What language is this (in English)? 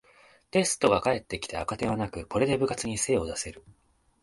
Japanese